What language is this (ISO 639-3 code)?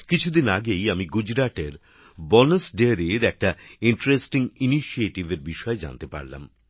ben